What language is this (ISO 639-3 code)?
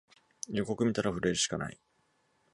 jpn